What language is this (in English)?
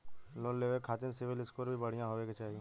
Bhojpuri